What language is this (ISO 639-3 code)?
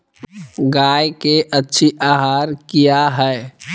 mag